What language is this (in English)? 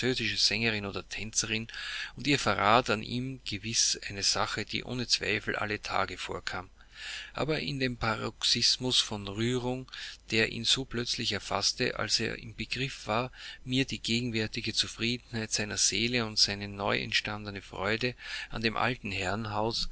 German